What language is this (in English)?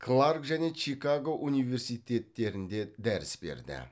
Kazakh